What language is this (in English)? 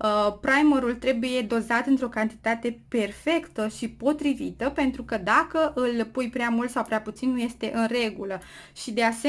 Romanian